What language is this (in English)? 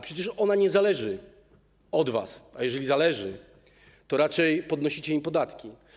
Polish